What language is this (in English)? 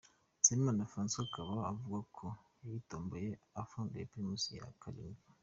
Kinyarwanda